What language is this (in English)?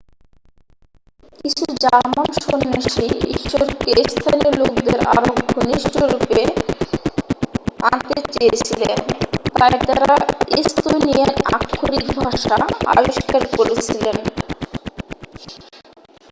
Bangla